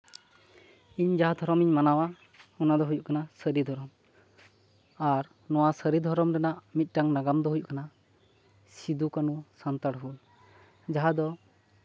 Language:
Santali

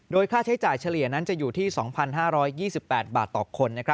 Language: Thai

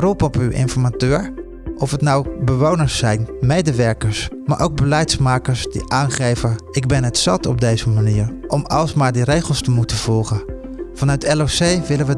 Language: Dutch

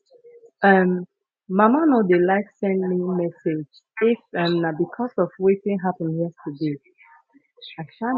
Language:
Nigerian Pidgin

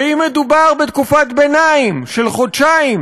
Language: Hebrew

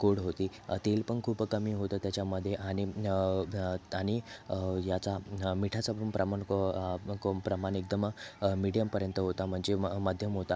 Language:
Marathi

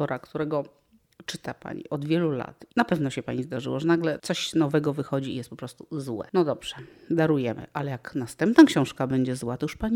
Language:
Polish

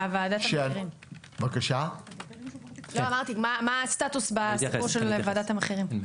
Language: Hebrew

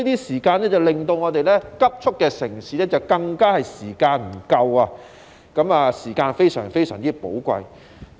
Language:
Cantonese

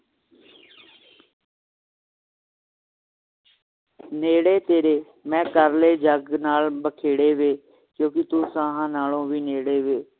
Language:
Punjabi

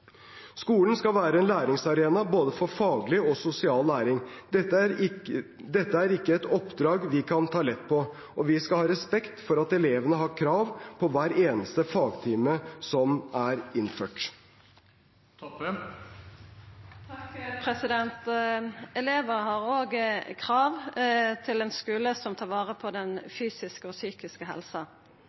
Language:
Norwegian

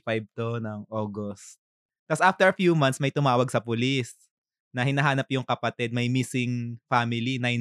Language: Filipino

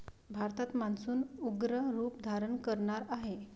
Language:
Marathi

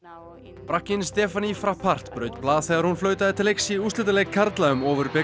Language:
Icelandic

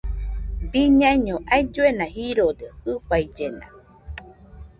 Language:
Nüpode Huitoto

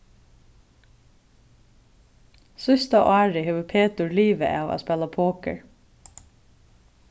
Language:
Faroese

